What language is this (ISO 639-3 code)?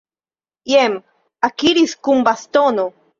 epo